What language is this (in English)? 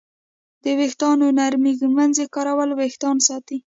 Pashto